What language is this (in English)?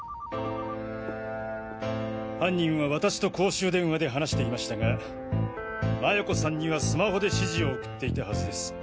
Japanese